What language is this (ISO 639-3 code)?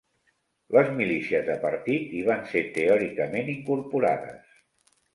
cat